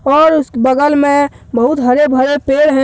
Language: Hindi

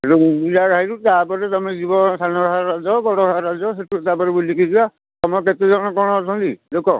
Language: Odia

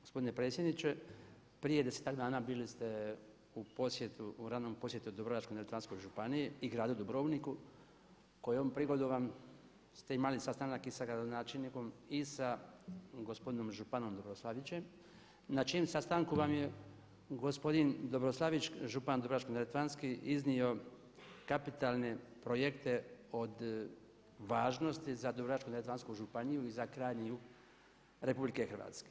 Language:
Croatian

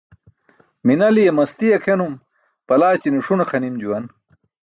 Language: Burushaski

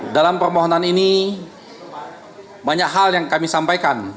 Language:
Indonesian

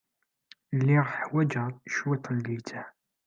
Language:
Kabyle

